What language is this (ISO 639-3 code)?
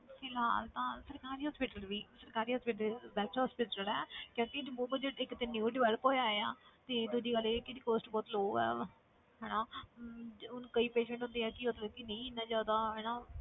pan